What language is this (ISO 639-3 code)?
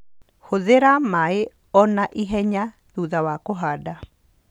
kik